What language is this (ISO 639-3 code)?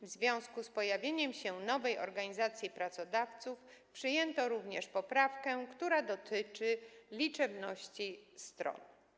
pol